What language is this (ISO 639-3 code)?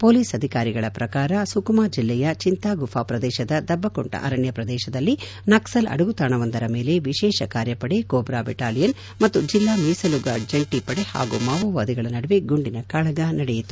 kan